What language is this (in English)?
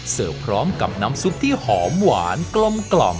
Thai